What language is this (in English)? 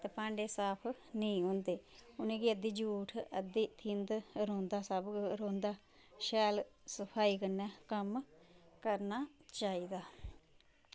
Dogri